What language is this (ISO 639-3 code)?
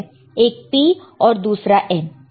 hin